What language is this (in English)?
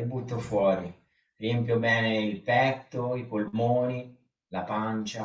Italian